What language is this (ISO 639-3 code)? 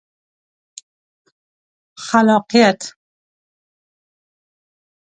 pus